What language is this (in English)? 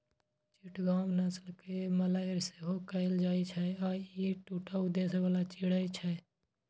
Maithili